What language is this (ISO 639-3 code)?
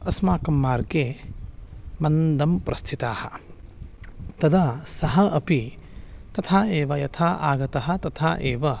san